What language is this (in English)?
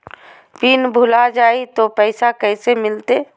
Magahi